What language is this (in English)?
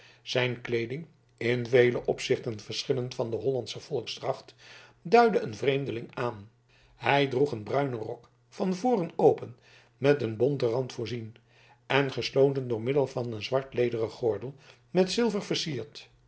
Dutch